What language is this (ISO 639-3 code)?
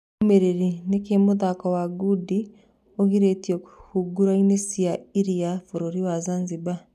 kik